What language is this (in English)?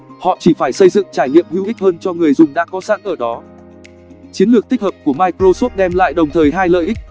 Vietnamese